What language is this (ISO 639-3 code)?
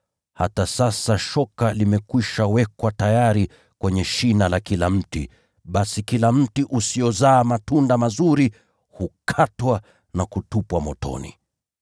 swa